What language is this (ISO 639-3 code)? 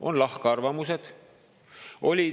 est